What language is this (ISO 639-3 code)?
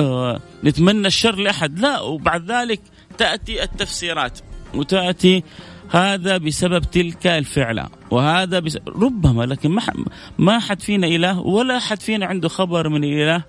ara